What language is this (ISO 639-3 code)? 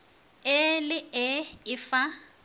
nso